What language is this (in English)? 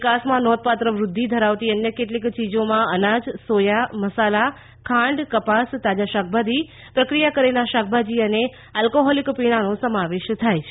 Gujarati